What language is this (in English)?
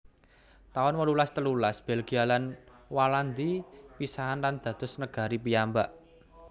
Javanese